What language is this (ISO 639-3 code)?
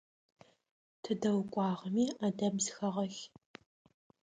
ady